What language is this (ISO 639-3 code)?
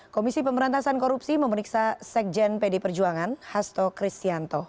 ind